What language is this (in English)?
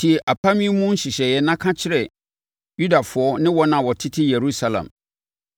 Akan